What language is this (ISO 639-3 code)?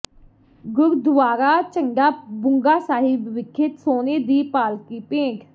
pan